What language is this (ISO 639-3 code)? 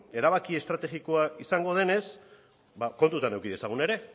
eus